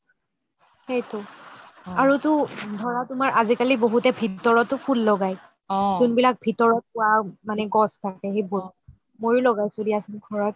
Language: Assamese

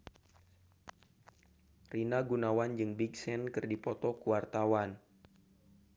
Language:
Sundanese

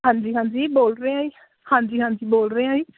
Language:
Punjabi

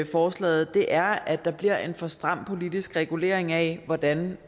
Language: Danish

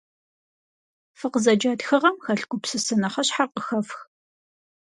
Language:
Kabardian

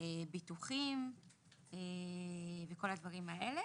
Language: Hebrew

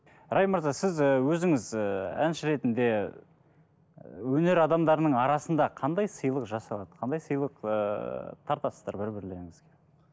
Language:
Kazakh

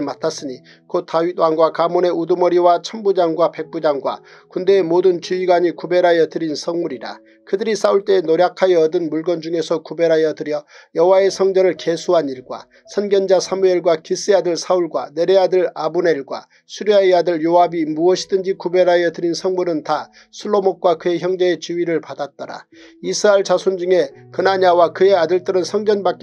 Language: Korean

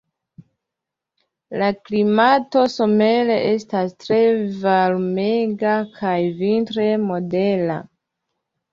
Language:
Esperanto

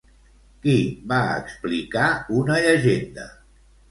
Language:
Catalan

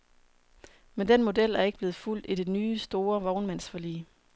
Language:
Danish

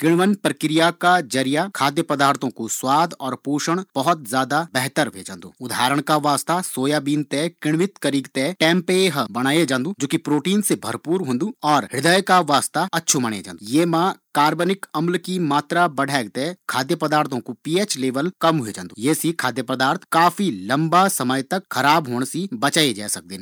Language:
Garhwali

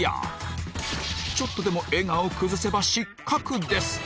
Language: Japanese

